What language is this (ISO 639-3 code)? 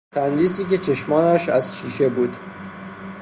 fas